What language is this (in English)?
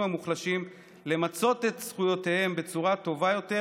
Hebrew